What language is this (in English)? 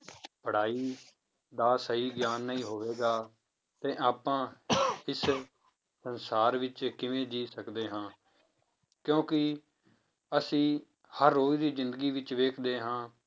Punjabi